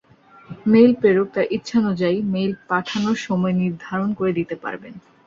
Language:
Bangla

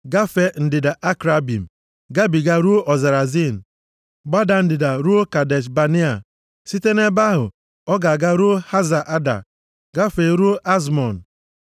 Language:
Igbo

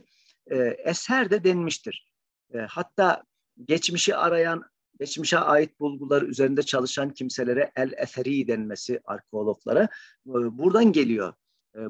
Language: Turkish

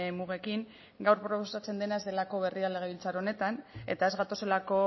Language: Basque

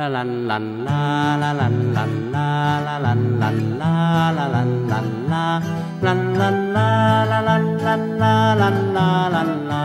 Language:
Thai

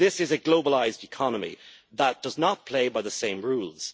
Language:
English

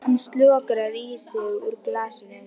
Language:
Icelandic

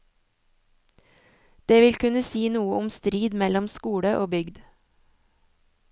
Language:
Norwegian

